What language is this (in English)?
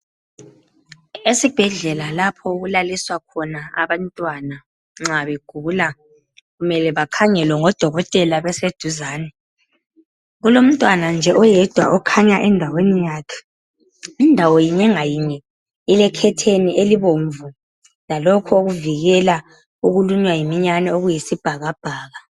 North Ndebele